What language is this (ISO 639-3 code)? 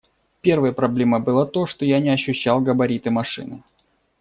rus